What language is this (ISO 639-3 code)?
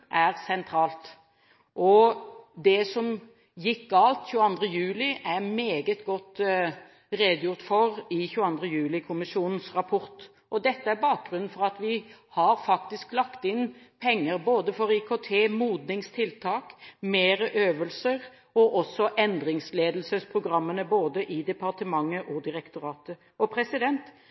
nob